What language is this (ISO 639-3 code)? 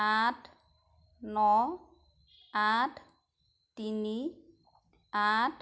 asm